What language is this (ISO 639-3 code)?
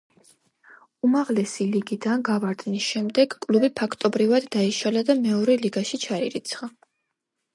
kat